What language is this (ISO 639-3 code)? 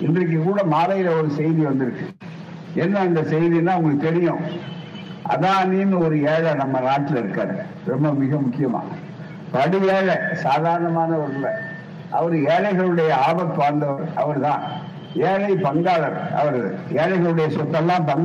tam